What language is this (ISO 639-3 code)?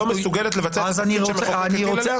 heb